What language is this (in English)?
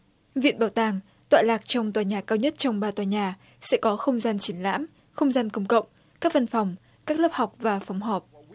Vietnamese